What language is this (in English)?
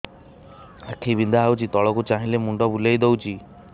Odia